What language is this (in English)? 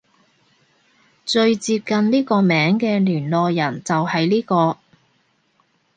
Cantonese